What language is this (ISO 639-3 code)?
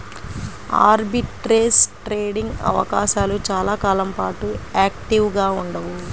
tel